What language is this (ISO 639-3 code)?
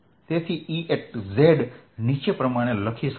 guj